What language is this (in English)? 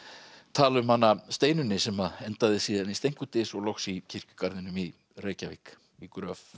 Icelandic